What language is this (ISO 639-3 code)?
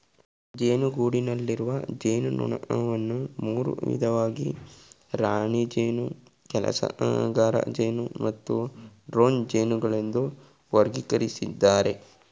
kan